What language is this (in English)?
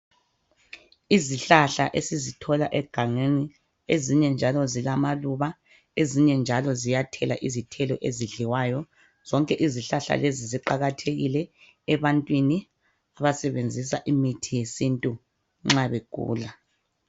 North Ndebele